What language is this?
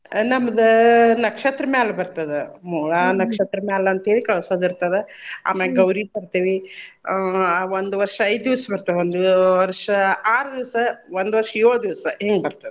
Kannada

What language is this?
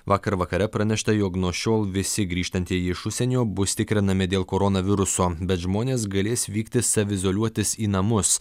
Lithuanian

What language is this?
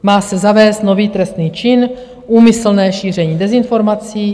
Czech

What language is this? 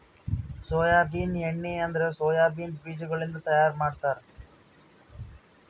Kannada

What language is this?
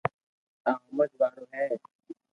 Loarki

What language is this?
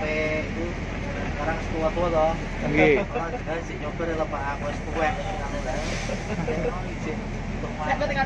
Indonesian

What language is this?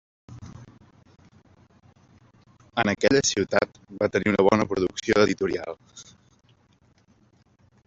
Catalan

